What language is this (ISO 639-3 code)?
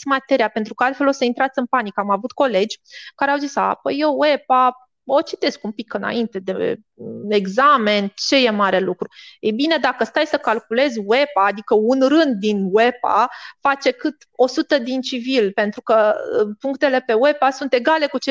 ron